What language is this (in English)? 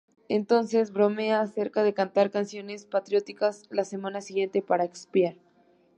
Spanish